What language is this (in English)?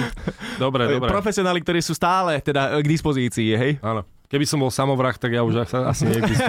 Slovak